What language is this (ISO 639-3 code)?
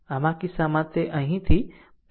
guj